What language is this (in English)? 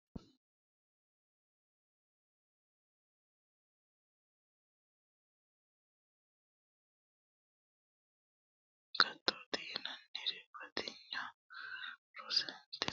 Sidamo